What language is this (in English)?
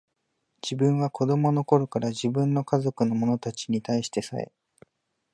Japanese